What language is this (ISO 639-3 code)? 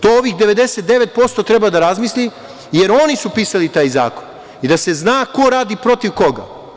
srp